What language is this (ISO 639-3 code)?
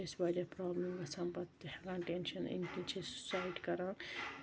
kas